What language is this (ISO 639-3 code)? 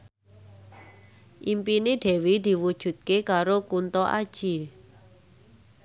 jav